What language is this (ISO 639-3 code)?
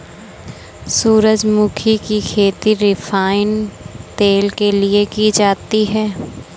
hin